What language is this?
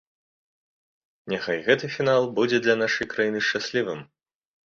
Belarusian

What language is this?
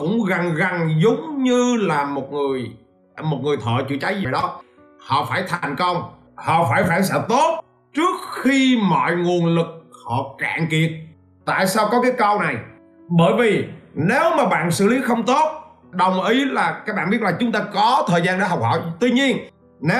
Vietnamese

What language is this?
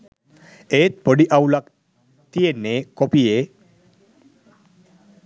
Sinhala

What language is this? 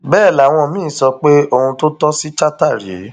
Yoruba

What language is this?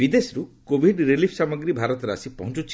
Odia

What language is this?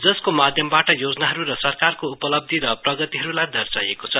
Nepali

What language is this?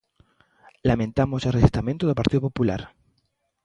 Galician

